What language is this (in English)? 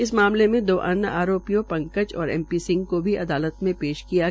Hindi